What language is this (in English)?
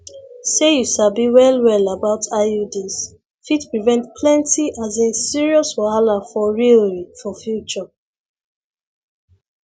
Nigerian Pidgin